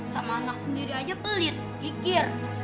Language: Indonesian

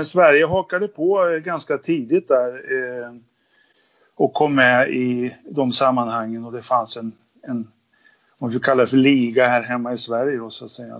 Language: Swedish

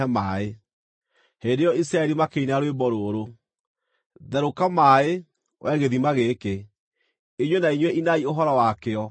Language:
Kikuyu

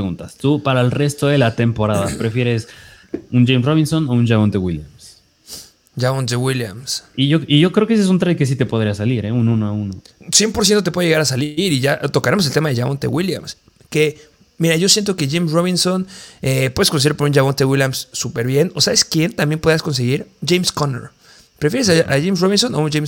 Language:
Spanish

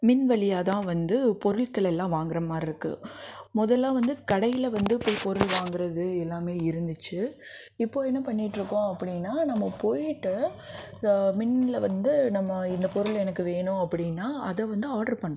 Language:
Tamil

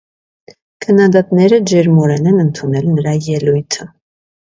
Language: Armenian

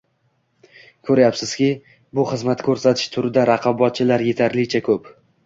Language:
Uzbek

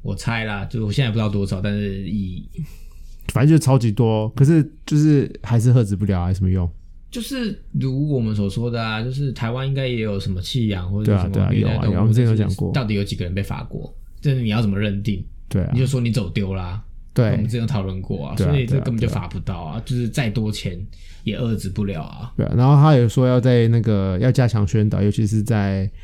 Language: Chinese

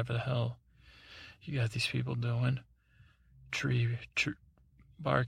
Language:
English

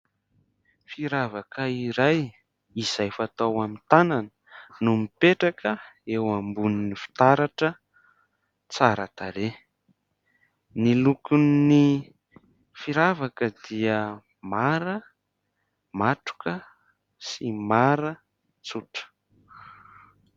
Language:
Malagasy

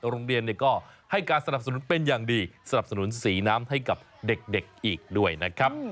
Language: Thai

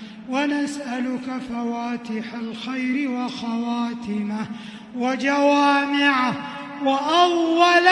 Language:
Arabic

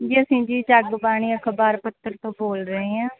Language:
Punjabi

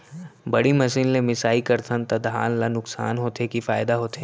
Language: Chhattisgarhi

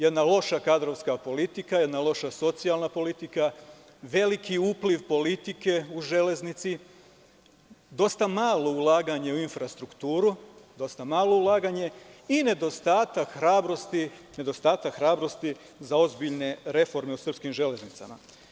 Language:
Serbian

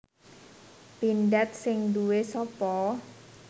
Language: Javanese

